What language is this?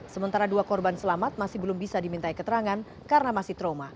Indonesian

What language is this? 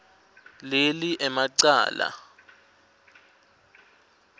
Swati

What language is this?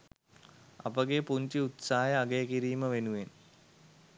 Sinhala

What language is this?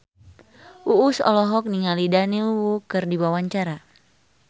Sundanese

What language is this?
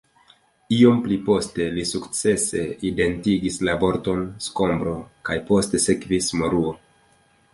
Esperanto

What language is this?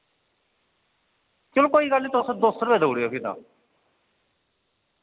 Dogri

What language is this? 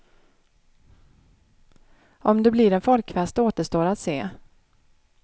Swedish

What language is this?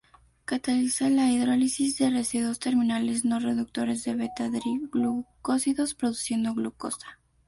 Spanish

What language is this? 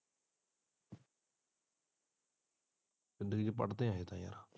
Punjabi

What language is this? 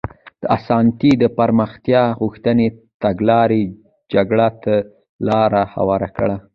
Pashto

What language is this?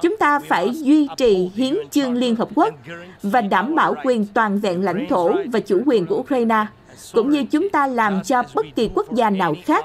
Vietnamese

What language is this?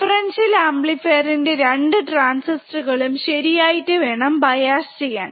Malayalam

